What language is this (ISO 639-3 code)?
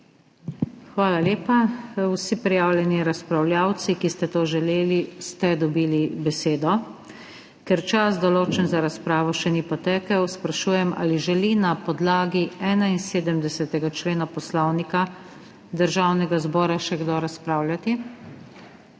slv